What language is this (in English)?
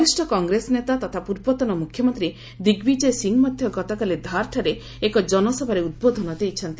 Odia